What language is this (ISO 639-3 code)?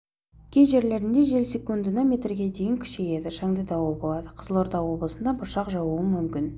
kaz